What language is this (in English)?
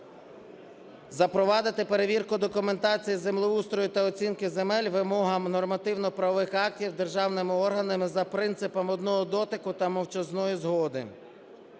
Ukrainian